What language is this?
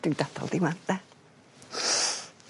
Welsh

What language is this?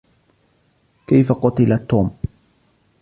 Arabic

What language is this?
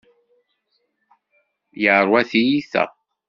Kabyle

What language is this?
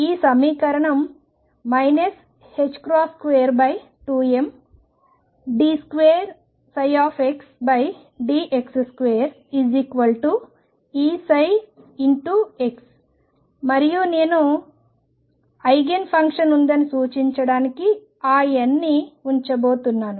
Telugu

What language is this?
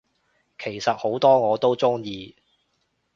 Cantonese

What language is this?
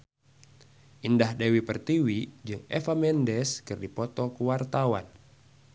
Sundanese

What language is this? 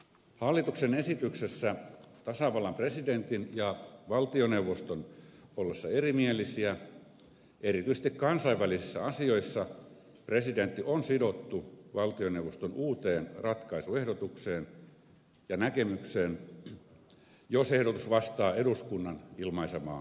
Finnish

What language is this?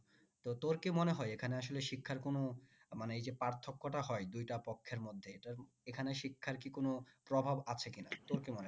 Bangla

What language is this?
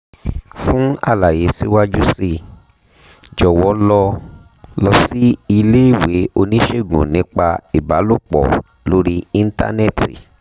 Yoruba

